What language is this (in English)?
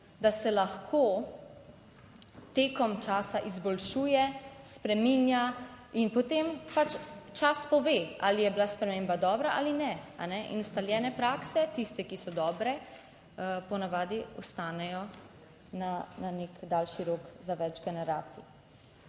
Slovenian